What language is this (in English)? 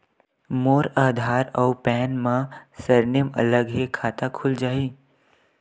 Chhattisgarhi